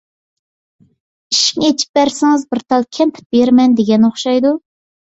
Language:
Uyghur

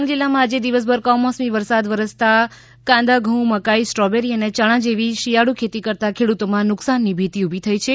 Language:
Gujarati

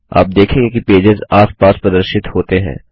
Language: Hindi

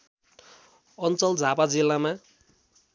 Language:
Nepali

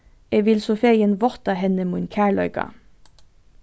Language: Faroese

